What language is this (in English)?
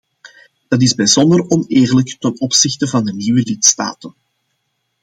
Dutch